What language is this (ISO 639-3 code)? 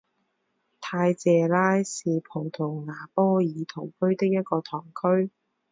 zho